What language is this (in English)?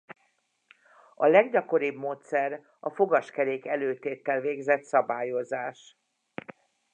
Hungarian